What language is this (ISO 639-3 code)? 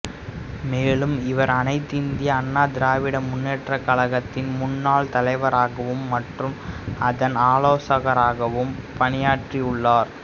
tam